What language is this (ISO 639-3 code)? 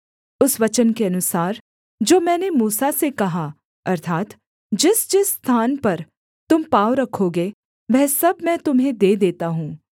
hin